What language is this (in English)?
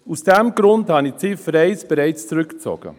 Swiss German